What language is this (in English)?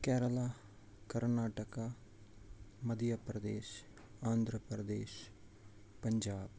Kashmiri